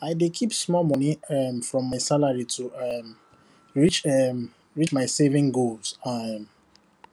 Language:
Nigerian Pidgin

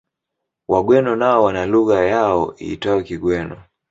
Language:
Swahili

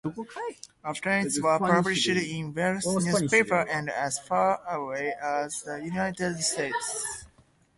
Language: English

